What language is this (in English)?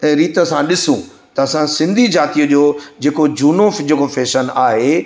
Sindhi